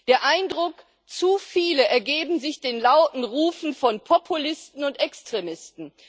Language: German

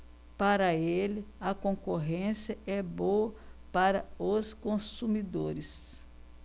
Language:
Portuguese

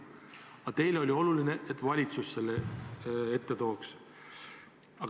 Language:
Estonian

